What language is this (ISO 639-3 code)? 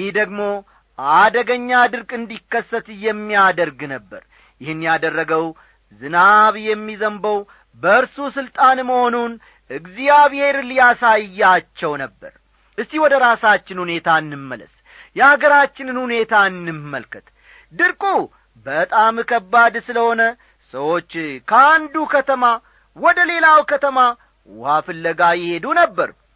amh